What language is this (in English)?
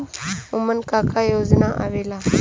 Bhojpuri